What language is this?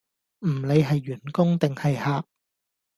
Cantonese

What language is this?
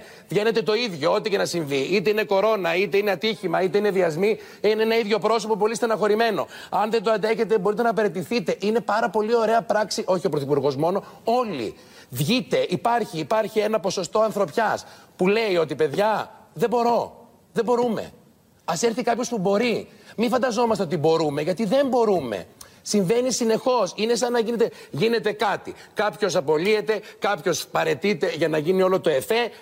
Greek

